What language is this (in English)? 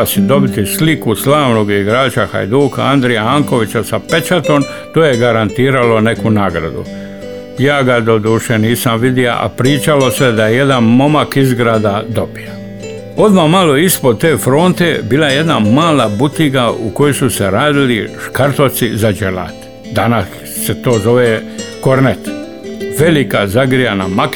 Croatian